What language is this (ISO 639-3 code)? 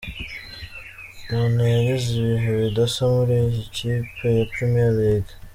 kin